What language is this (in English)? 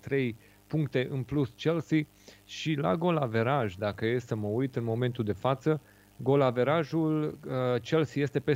Romanian